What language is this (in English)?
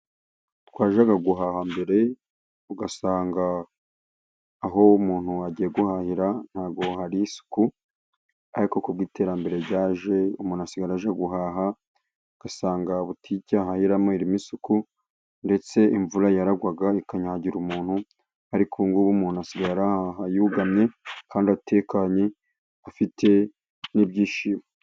Kinyarwanda